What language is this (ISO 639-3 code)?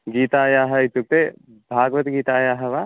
san